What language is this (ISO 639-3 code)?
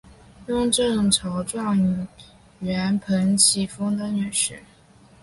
zho